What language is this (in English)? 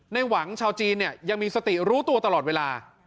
Thai